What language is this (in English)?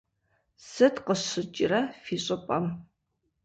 Kabardian